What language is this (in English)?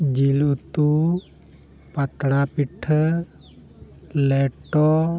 Santali